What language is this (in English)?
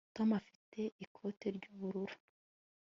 Kinyarwanda